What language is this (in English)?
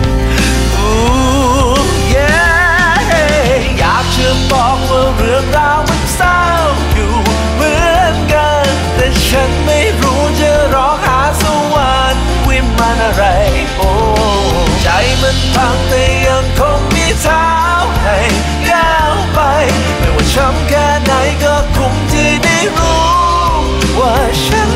Thai